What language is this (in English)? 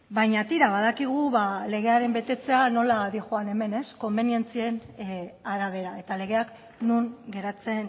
Basque